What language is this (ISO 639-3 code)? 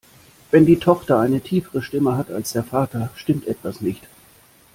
deu